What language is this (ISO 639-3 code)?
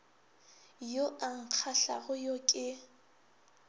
nso